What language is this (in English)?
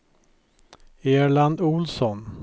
Swedish